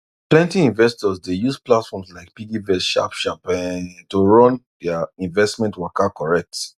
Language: Nigerian Pidgin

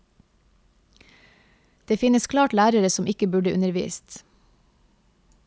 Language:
Norwegian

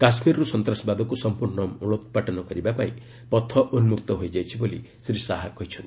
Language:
Odia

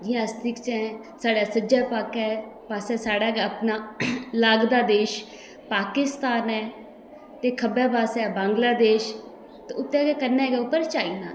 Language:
Dogri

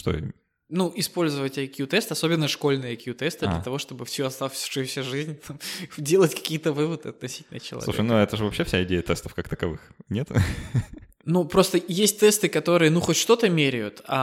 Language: Russian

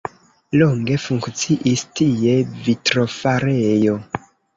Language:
Esperanto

